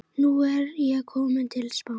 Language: Icelandic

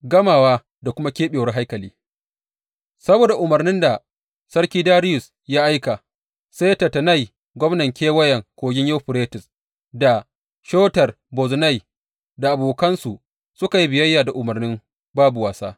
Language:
Hausa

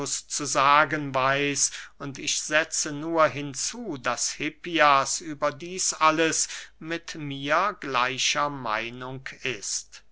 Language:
German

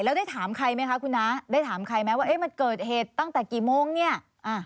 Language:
Thai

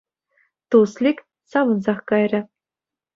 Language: Chuvash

